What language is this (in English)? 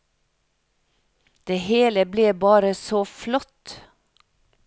Norwegian